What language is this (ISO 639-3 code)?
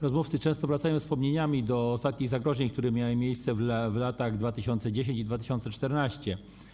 pol